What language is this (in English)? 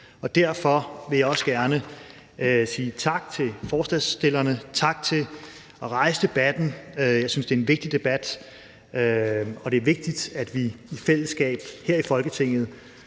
Danish